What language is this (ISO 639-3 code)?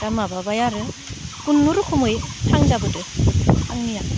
brx